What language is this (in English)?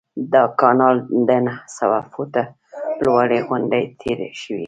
Pashto